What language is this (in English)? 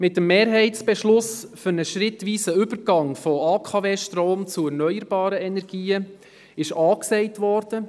Swiss German